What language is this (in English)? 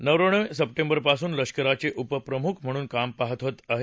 Marathi